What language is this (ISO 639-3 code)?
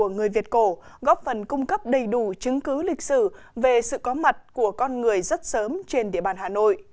vie